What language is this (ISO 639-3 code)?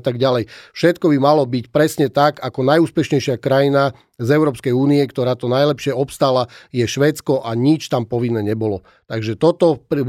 slk